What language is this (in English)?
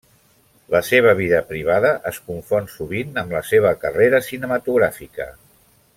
Catalan